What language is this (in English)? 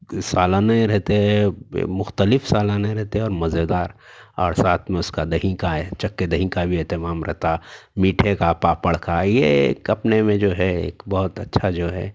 Urdu